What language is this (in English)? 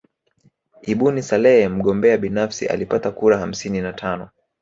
Swahili